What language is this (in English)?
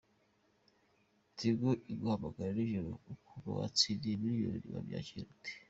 Kinyarwanda